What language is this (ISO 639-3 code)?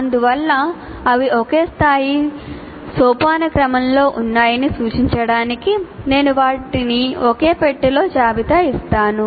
tel